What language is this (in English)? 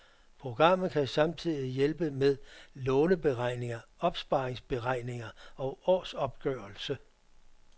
Danish